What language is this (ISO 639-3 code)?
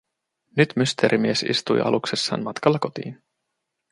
fin